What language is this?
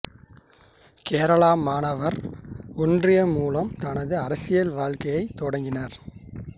Tamil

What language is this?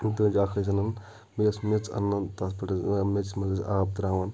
Kashmiri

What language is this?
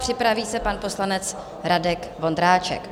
Czech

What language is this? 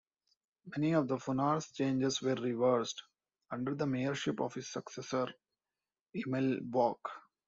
English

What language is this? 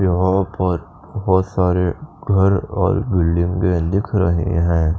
Hindi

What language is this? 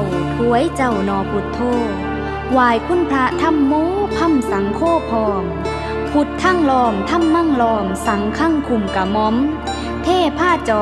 Thai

